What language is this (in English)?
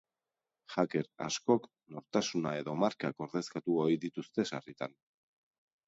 Basque